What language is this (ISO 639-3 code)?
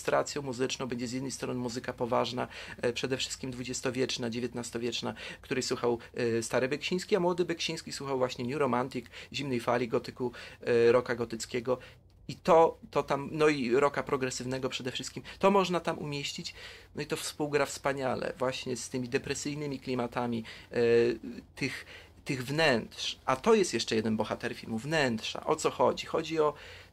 pol